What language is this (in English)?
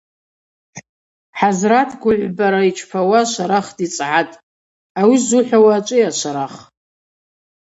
Abaza